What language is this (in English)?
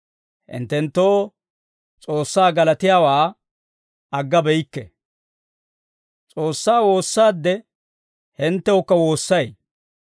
Dawro